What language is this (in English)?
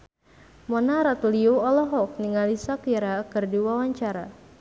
Sundanese